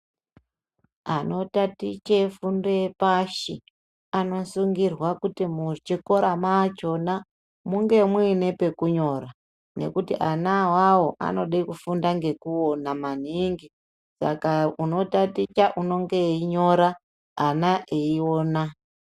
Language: Ndau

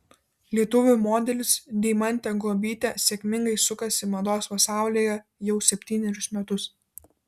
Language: Lithuanian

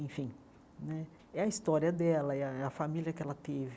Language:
Portuguese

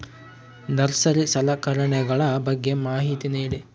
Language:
Kannada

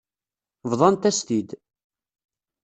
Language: Kabyle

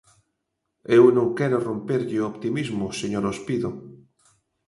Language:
Galician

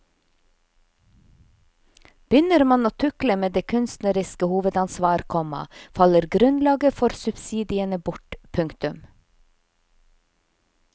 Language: Norwegian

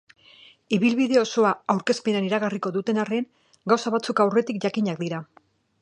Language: Basque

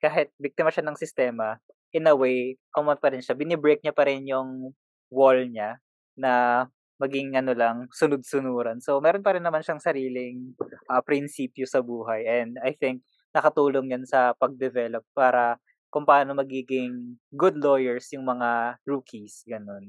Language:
Filipino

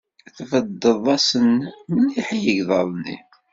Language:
Kabyle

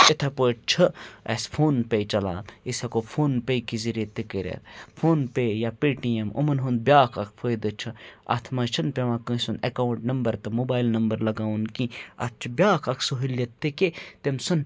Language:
Kashmiri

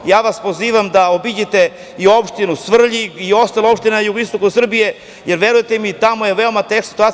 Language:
Serbian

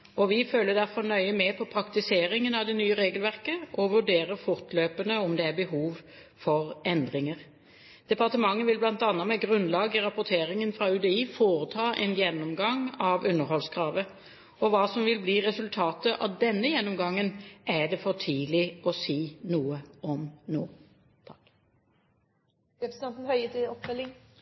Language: Norwegian Bokmål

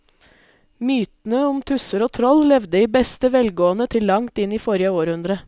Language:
Norwegian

